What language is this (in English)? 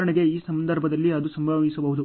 Kannada